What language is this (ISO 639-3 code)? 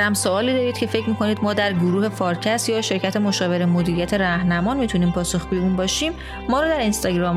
fas